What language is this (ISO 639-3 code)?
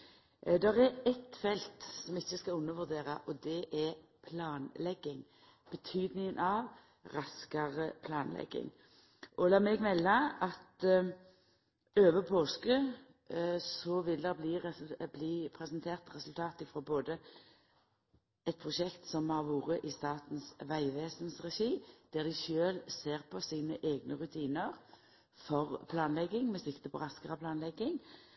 nno